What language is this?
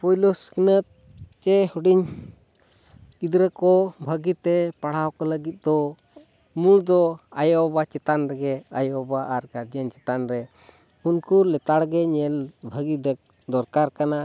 Santali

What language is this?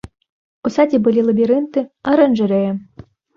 Belarusian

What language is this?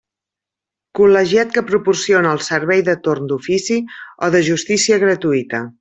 Catalan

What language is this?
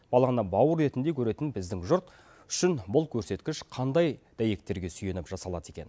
Kazakh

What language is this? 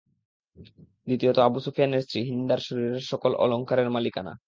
Bangla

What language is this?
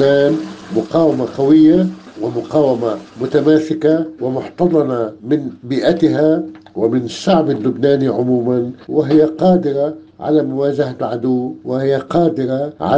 Arabic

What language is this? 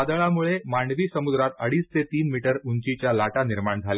Marathi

